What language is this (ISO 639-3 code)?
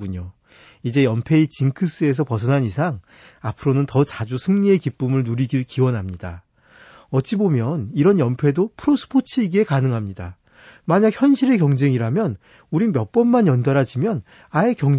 kor